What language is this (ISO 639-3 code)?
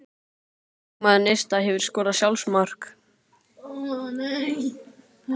isl